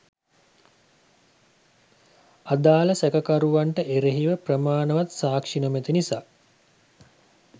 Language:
Sinhala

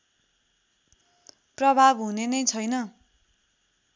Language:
Nepali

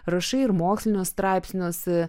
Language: Lithuanian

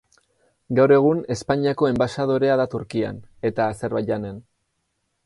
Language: Basque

